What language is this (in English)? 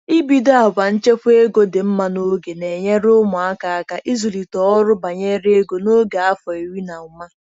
Igbo